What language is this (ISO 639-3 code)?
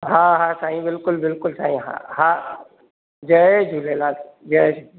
snd